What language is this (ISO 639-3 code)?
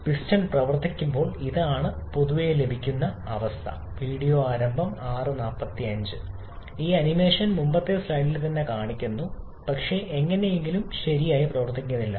mal